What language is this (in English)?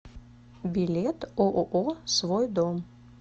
Russian